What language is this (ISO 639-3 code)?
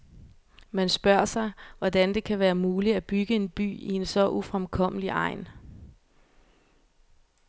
dan